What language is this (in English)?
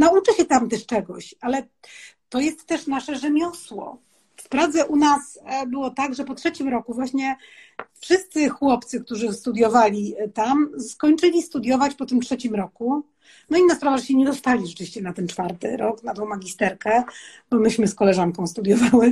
Polish